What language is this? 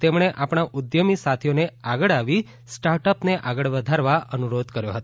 Gujarati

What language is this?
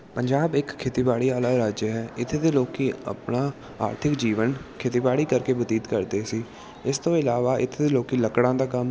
Punjabi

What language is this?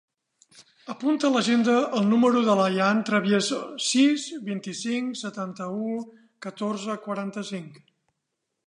Catalan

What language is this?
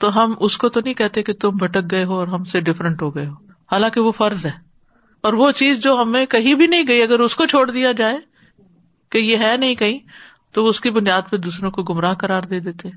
Urdu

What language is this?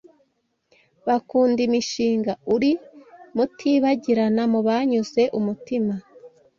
Kinyarwanda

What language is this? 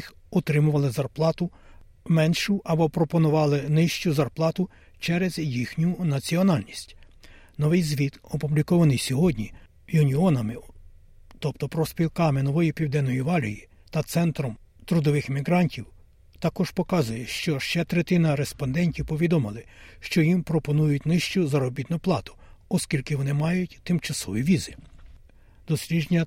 Ukrainian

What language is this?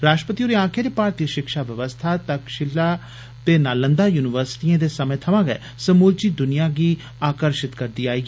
Dogri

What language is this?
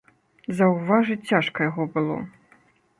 Belarusian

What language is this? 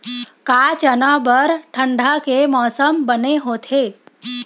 Chhattisgarhi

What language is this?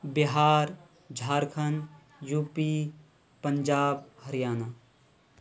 Urdu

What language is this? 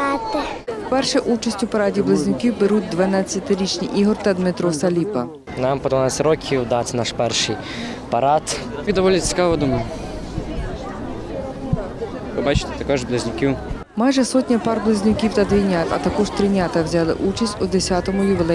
Ukrainian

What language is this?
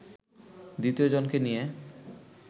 Bangla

